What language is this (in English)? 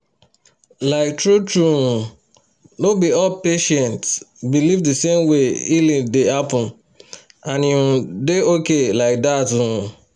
Nigerian Pidgin